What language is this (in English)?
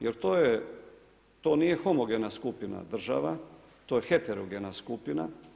Croatian